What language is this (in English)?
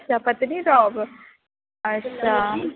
Dogri